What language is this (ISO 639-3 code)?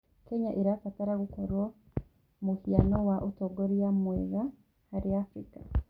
kik